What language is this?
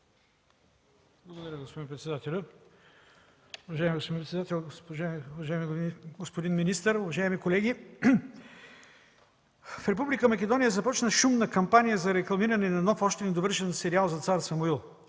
Bulgarian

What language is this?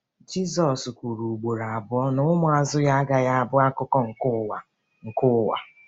Igbo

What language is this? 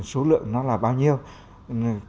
Vietnamese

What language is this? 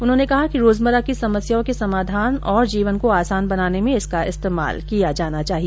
Hindi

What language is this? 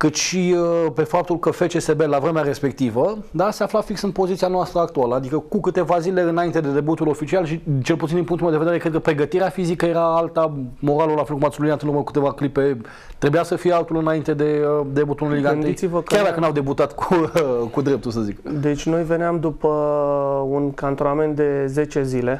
Romanian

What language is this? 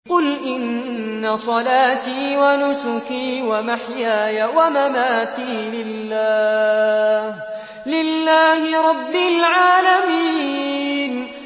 Arabic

